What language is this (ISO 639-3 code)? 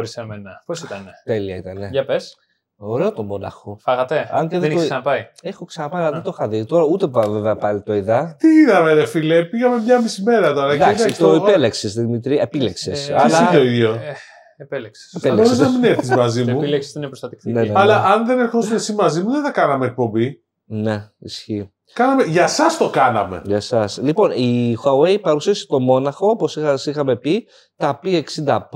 ell